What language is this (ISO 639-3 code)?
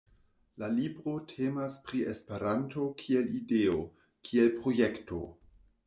epo